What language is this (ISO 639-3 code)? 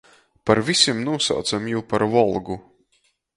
ltg